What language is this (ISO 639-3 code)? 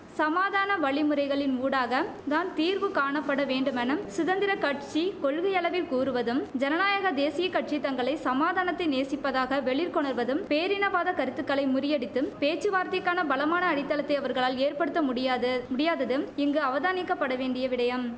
tam